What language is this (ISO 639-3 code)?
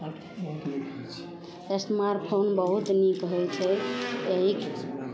mai